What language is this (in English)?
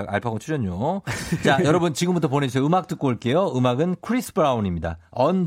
Korean